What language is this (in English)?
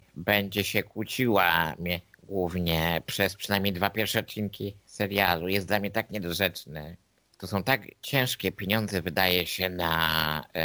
Polish